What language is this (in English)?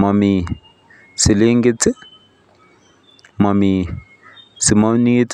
Kalenjin